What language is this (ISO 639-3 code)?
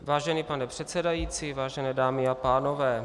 ces